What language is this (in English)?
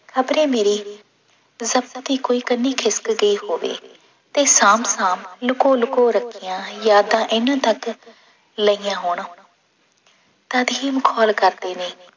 Punjabi